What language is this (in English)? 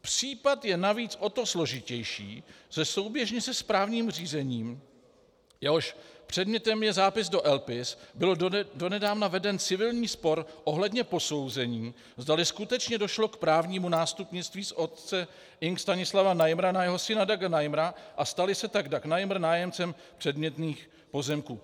Czech